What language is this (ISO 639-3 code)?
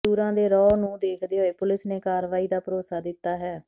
pan